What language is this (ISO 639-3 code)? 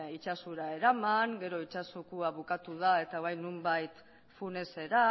eus